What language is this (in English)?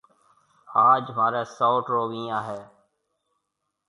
Marwari (Pakistan)